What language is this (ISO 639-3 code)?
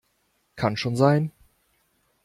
deu